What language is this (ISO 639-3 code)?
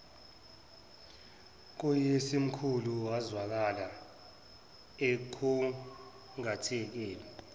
zul